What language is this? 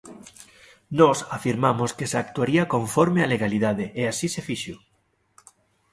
Galician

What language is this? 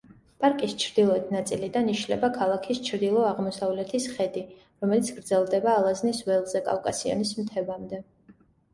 Georgian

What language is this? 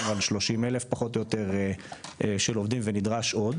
Hebrew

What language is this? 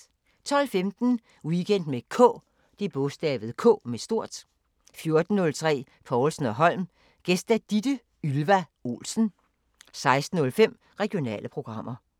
Danish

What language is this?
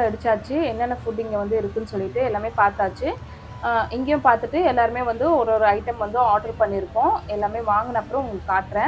English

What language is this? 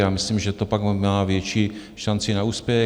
Czech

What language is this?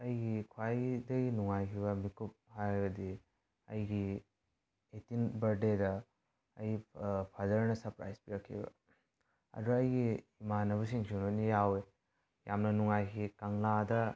Manipuri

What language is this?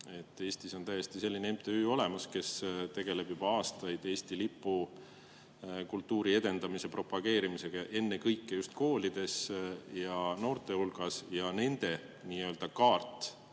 Estonian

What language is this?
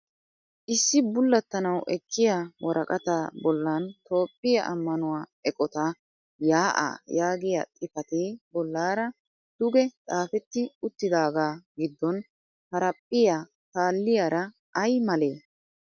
Wolaytta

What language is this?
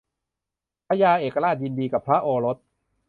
Thai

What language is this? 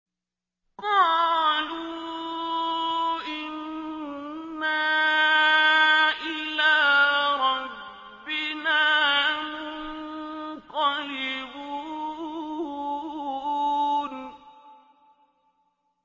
Arabic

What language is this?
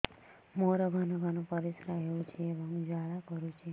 Odia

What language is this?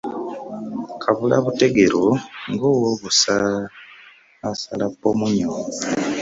Ganda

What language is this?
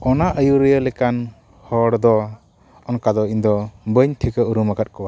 Santali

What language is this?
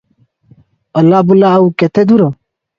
Odia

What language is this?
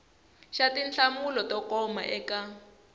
Tsonga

